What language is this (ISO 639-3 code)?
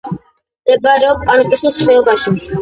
kat